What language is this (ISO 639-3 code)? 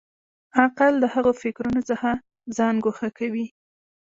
pus